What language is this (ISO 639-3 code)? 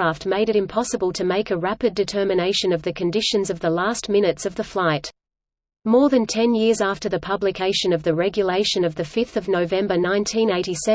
eng